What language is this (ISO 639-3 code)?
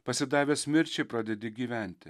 lit